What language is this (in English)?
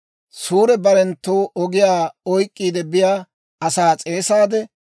Dawro